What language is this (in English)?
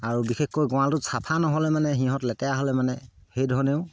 Assamese